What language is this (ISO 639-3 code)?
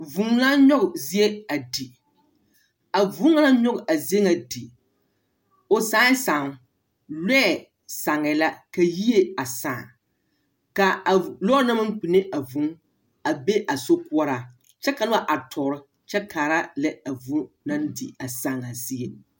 dga